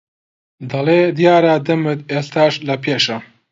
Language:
Central Kurdish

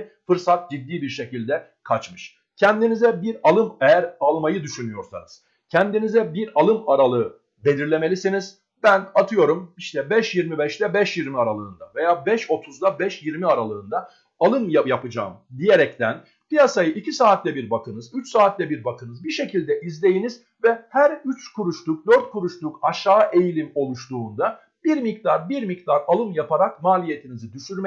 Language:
Turkish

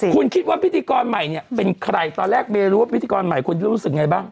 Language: Thai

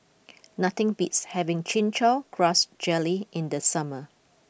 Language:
English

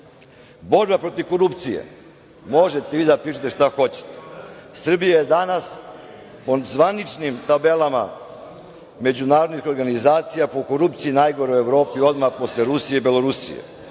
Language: Serbian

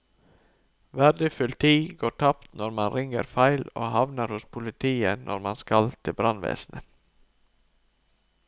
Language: Norwegian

